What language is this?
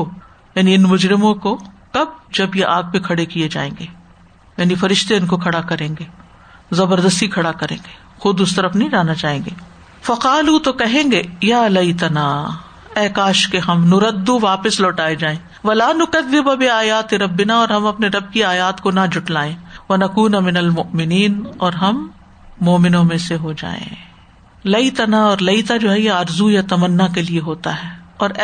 Urdu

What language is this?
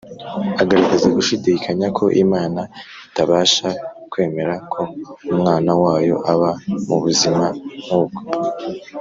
Kinyarwanda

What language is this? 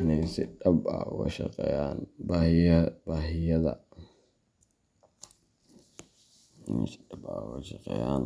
Somali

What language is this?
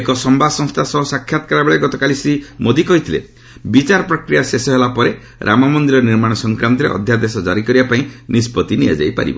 Odia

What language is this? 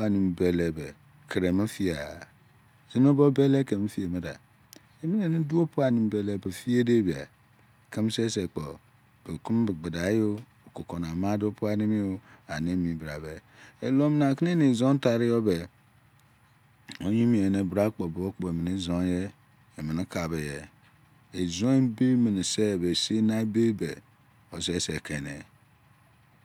Izon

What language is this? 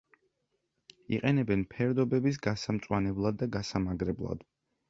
Georgian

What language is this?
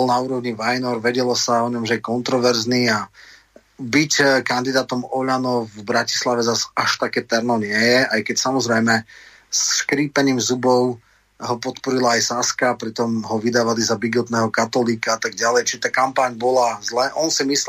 Slovak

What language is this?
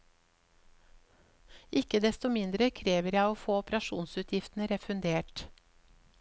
Norwegian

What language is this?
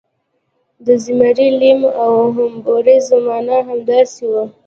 Pashto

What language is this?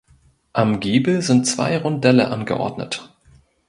German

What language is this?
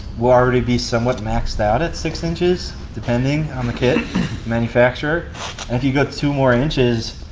English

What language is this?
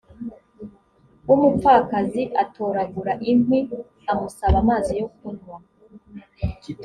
Kinyarwanda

